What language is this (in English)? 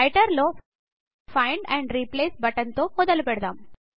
Telugu